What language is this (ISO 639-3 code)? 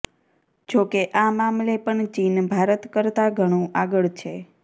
guj